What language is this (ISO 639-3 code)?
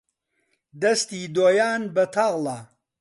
ckb